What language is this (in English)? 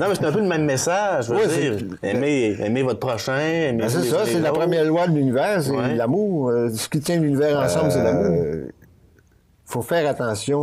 French